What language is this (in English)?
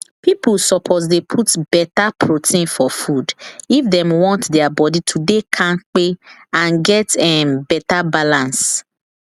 Nigerian Pidgin